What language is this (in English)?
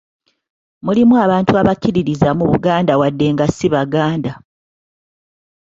Ganda